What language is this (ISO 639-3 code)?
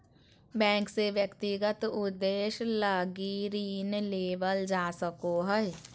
mag